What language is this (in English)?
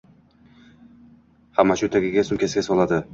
Uzbek